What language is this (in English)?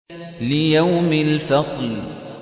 Arabic